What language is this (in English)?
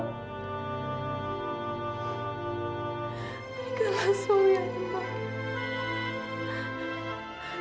Indonesian